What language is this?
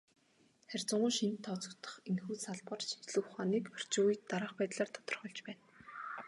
Mongolian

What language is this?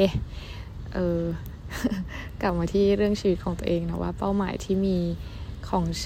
Thai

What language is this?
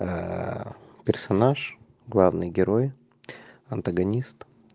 Russian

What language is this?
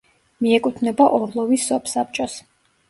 Georgian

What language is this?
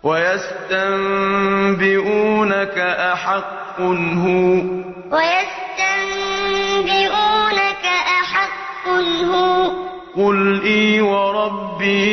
Arabic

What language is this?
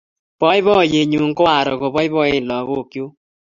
Kalenjin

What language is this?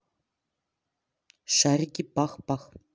Russian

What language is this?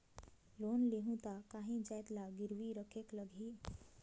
Chhattisgarhi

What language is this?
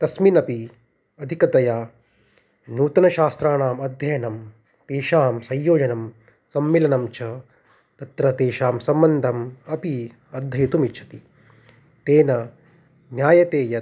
Sanskrit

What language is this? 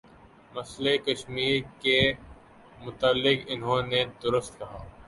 Urdu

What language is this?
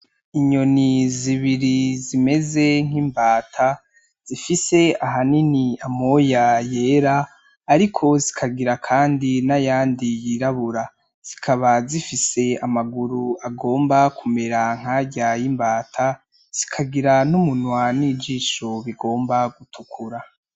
Rundi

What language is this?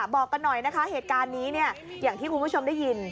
Thai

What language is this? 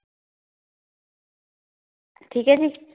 Punjabi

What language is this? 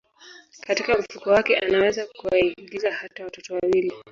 Swahili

